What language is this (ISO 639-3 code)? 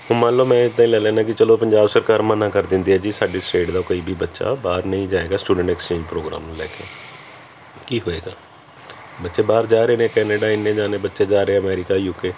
pan